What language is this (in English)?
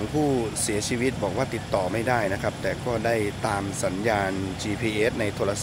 Thai